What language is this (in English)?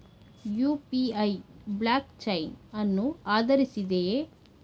Kannada